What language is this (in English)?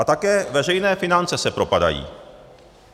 Czech